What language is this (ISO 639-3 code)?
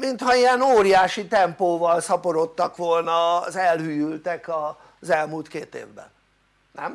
hun